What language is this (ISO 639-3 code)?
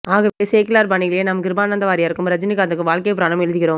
tam